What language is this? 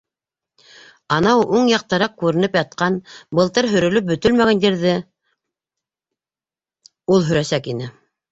Bashkir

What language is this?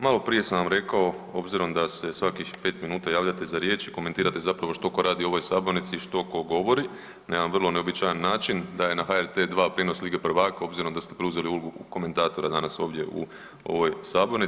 Croatian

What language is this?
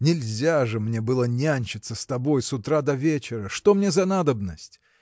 Russian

